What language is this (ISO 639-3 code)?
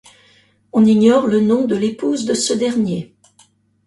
fra